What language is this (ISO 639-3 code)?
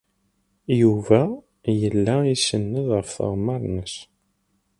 kab